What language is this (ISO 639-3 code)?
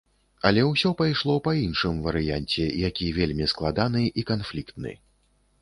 bel